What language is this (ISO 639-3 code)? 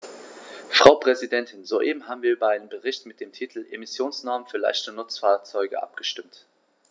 deu